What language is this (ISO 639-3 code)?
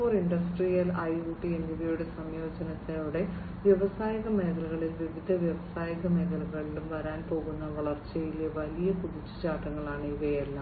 mal